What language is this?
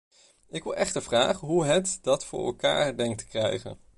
Dutch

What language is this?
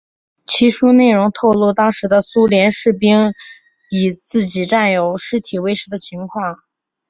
Chinese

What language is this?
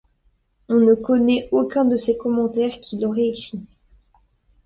French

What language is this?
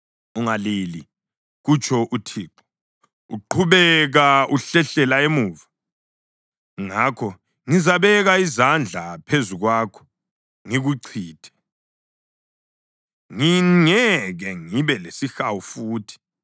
North Ndebele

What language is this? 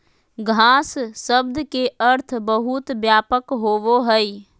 Magahi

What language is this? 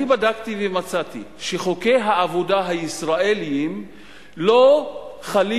Hebrew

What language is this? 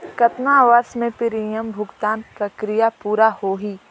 Chhattisgarhi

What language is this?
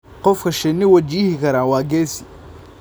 Somali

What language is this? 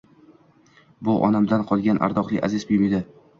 Uzbek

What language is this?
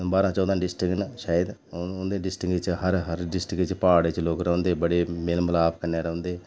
Dogri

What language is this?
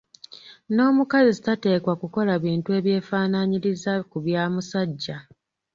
Ganda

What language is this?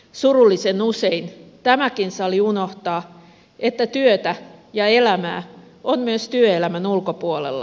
Finnish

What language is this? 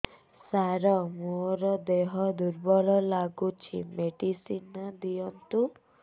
Odia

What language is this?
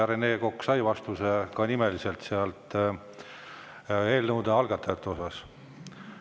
Estonian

